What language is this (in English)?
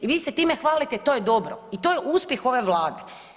Croatian